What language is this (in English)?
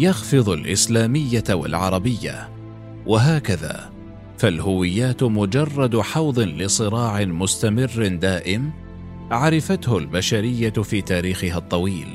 Arabic